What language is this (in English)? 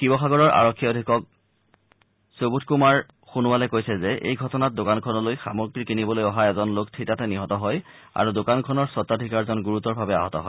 Assamese